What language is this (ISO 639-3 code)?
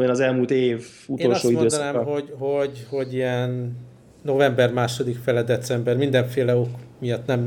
hun